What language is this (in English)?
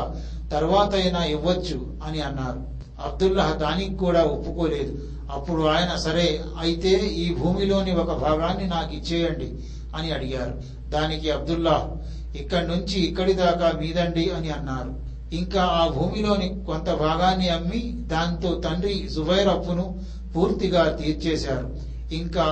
Telugu